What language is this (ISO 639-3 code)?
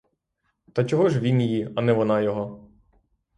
ukr